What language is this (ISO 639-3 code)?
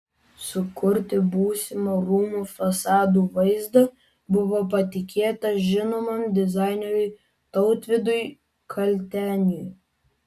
lit